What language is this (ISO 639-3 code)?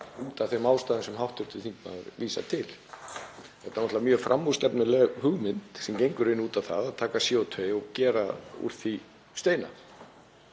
isl